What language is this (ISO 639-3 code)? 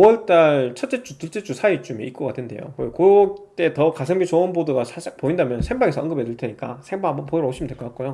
kor